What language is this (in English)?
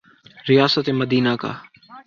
Urdu